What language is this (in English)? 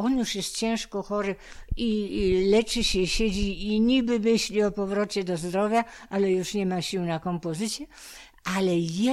Polish